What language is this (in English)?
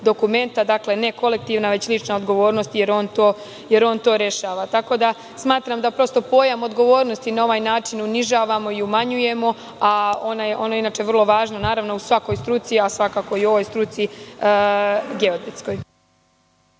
Serbian